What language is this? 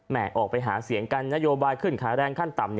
Thai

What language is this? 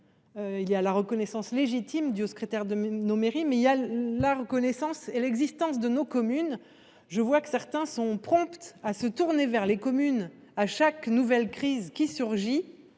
French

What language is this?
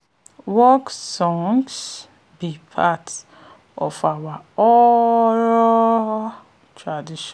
Nigerian Pidgin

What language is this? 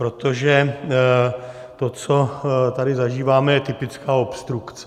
Czech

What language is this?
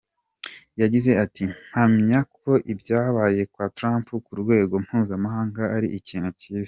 Kinyarwanda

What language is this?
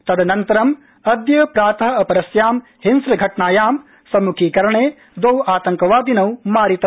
Sanskrit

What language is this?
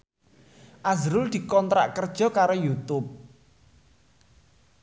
Javanese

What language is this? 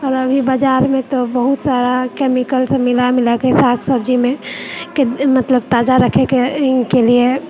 Maithili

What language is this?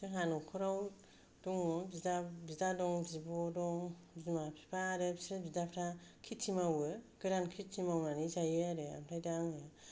Bodo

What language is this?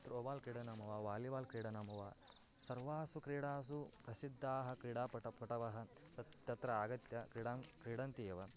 Sanskrit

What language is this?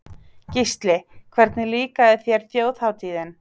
Icelandic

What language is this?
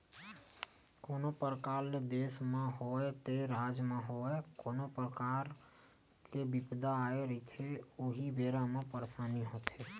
Chhattisgarhi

